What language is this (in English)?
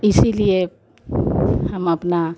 Hindi